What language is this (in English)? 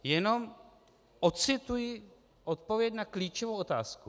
Czech